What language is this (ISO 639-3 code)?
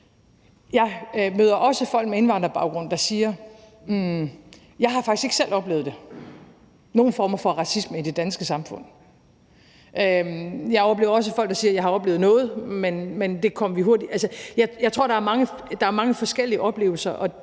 dan